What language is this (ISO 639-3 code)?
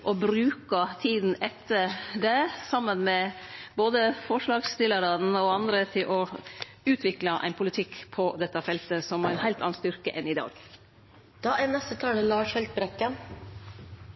nno